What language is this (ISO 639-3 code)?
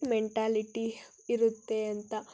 kan